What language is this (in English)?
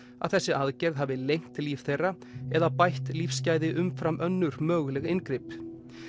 Icelandic